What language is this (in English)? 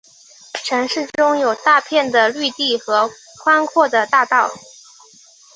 Chinese